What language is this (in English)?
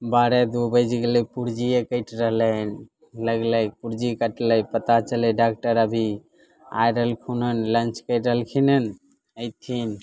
Maithili